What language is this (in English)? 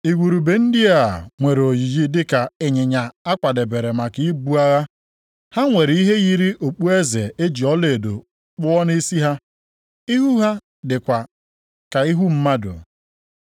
Igbo